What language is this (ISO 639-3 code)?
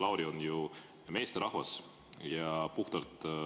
est